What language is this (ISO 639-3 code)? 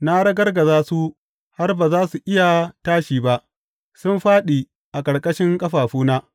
hau